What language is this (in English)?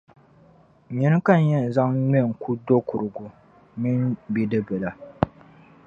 Dagbani